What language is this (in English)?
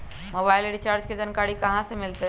Magahi